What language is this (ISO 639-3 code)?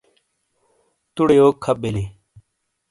scl